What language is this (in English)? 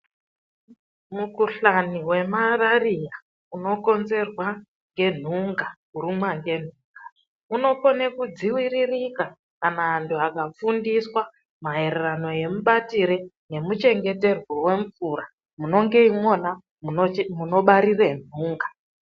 Ndau